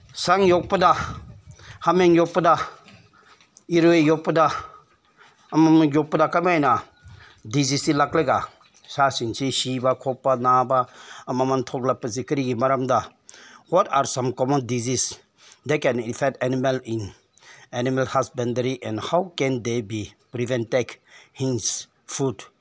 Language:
Manipuri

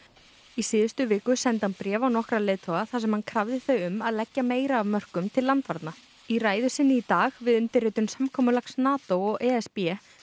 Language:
Icelandic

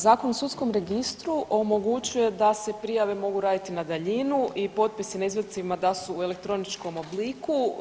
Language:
Croatian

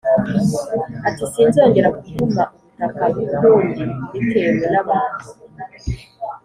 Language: Kinyarwanda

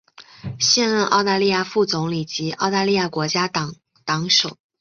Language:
Chinese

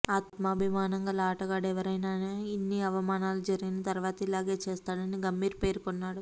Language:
Telugu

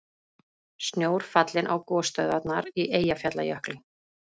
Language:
Icelandic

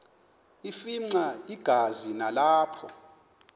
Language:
Xhosa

